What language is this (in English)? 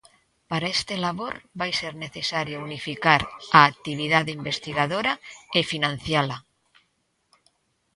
Galician